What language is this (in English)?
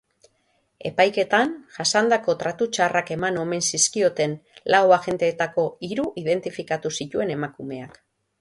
Basque